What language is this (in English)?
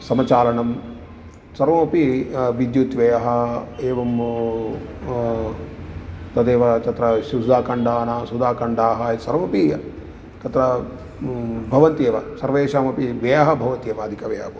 Sanskrit